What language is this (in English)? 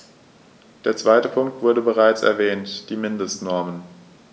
German